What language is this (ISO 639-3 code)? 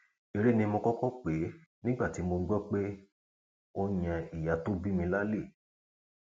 yor